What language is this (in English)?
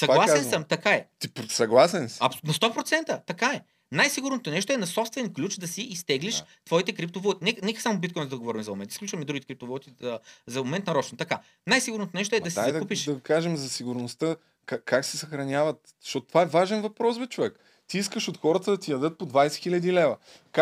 Bulgarian